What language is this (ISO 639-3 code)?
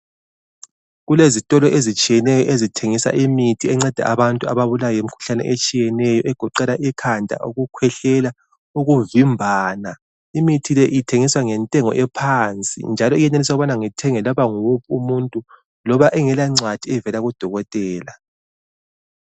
nde